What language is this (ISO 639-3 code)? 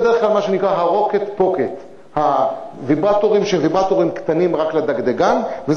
heb